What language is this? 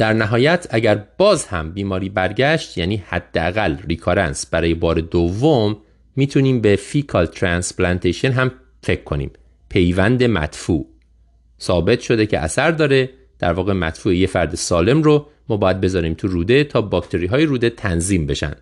Persian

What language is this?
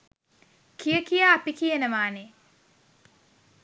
Sinhala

